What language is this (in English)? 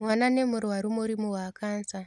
Kikuyu